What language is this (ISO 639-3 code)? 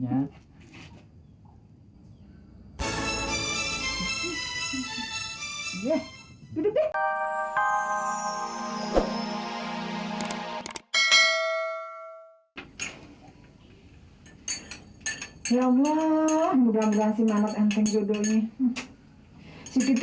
ind